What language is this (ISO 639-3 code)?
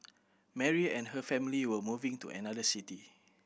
eng